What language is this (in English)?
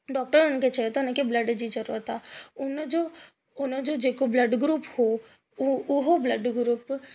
Sindhi